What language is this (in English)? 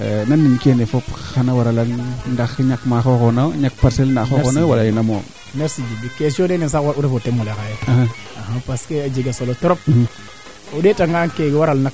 Serer